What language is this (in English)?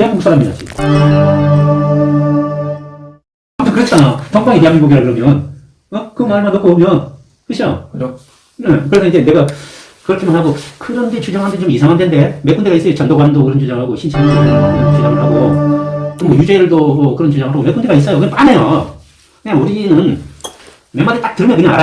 Korean